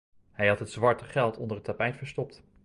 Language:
Dutch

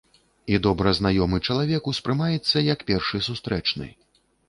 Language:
Belarusian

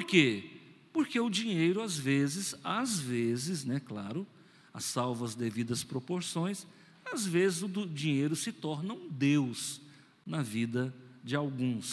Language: Portuguese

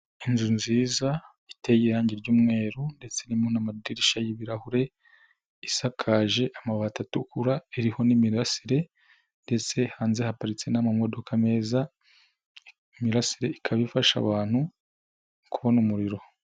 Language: Kinyarwanda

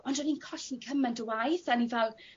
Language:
Welsh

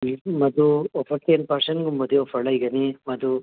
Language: Manipuri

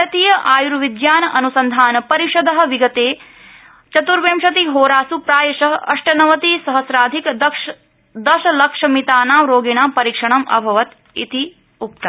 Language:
Sanskrit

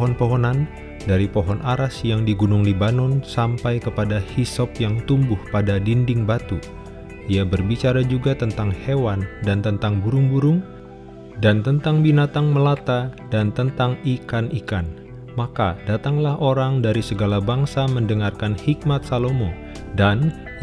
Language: Indonesian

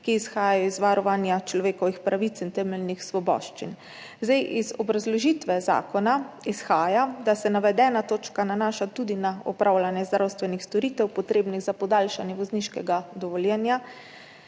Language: Slovenian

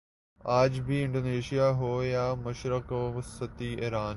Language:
Urdu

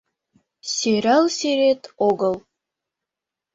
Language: Mari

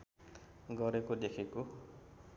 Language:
Nepali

